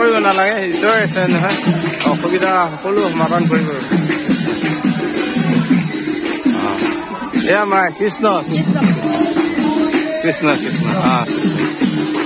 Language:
Bangla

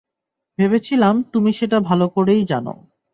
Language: Bangla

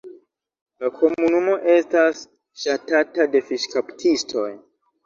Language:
Esperanto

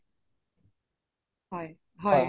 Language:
Assamese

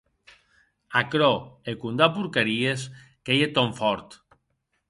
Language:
Occitan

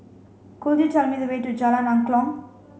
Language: English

